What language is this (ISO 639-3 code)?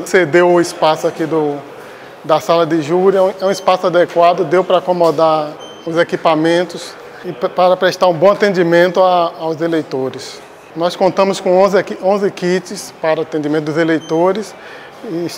por